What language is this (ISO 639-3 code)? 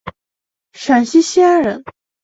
zho